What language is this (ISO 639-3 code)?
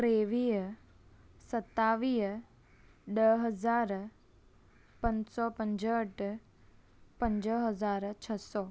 snd